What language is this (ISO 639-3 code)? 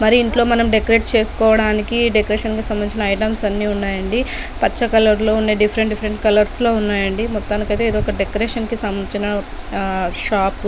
tel